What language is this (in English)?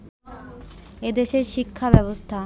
Bangla